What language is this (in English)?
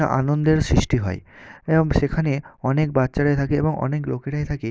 Bangla